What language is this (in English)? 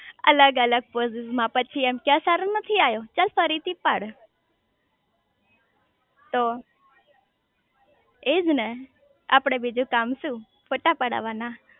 Gujarati